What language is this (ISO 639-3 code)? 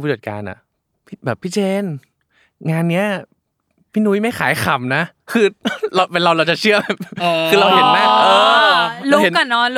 tha